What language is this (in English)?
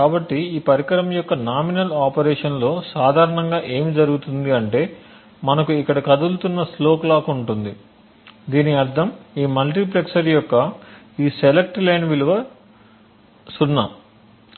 Telugu